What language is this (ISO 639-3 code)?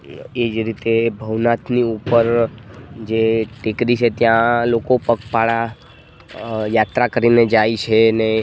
guj